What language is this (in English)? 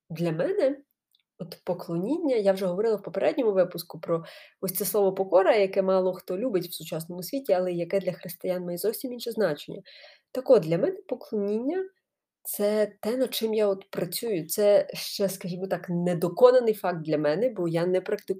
Ukrainian